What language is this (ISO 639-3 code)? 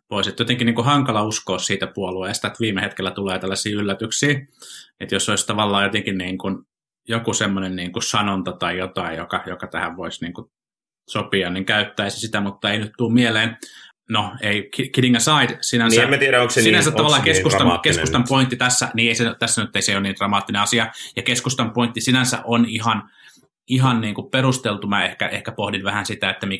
fin